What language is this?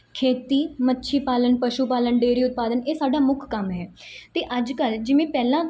Punjabi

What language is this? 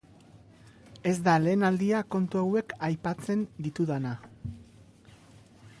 Basque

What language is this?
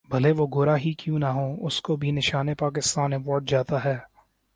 Urdu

